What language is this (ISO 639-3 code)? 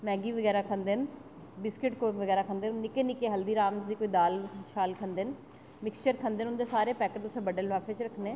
doi